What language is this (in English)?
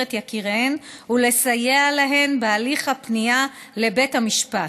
Hebrew